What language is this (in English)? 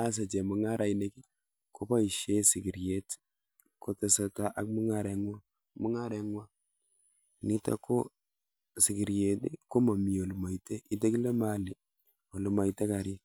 Kalenjin